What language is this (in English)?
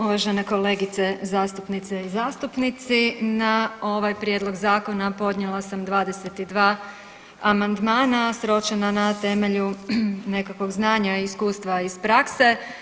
Croatian